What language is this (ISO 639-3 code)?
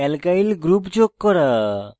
ben